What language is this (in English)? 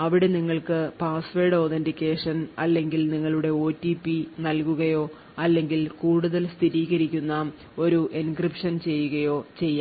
Malayalam